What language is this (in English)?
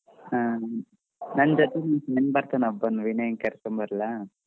Kannada